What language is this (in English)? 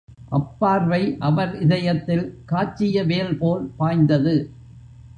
Tamil